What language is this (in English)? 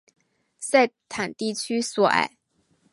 Chinese